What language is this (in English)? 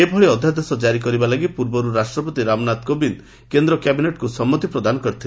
Odia